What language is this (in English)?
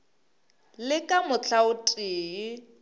Northern Sotho